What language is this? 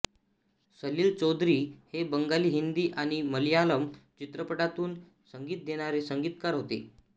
Marathi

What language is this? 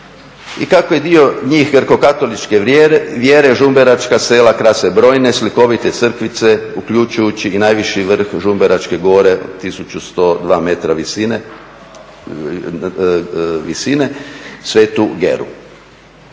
Croatian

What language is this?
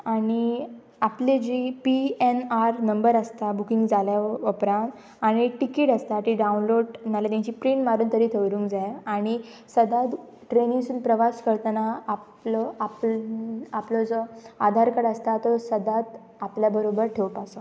Konkani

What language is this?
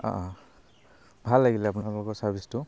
Assamese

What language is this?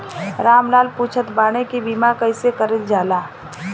Bhojpuri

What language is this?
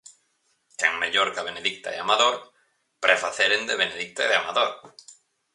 Galician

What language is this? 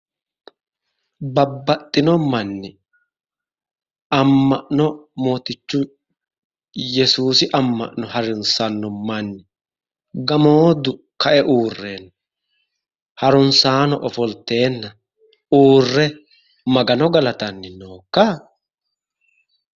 Sidamo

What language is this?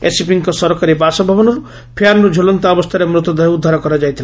Odia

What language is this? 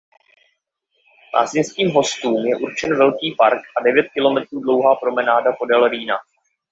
Czech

